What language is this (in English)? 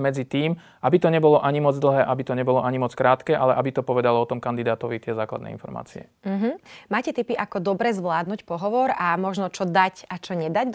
Slovak